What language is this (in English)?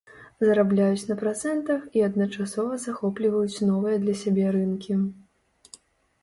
Belarusian